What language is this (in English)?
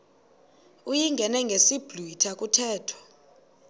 Xhosa